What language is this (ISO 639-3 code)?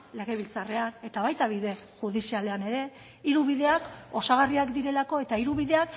eus